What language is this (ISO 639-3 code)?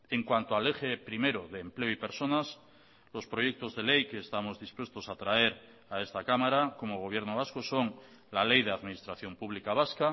spa